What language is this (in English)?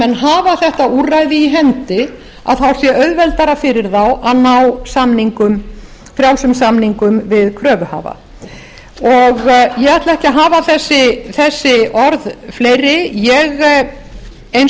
Icelandic